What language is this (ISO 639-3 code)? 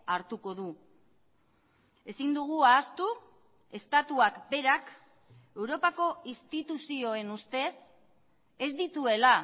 eus